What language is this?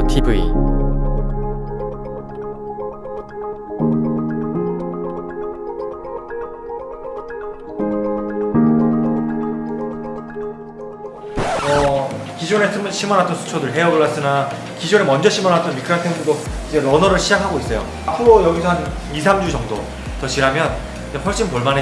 Korean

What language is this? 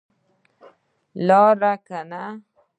Pashto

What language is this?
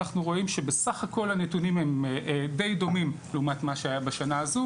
Hebrew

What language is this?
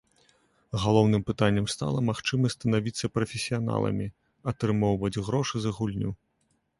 Belarusian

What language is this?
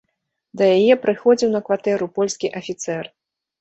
Belarusian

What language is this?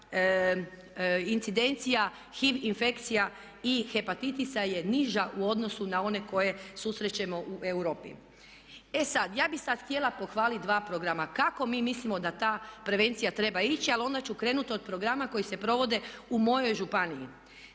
Croatian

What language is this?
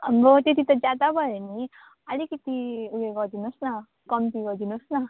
Nepali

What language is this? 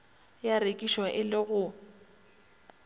Northern Sotho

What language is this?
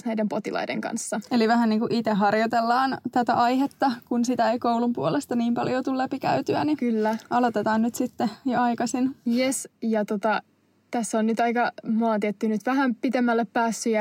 Finnish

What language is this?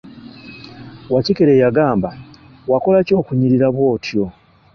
Ganda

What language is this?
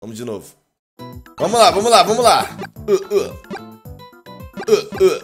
Portuguese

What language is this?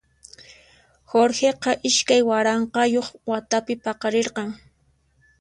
Puno Quechua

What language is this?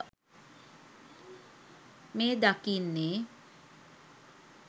Sinhala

